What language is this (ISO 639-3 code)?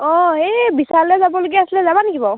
asm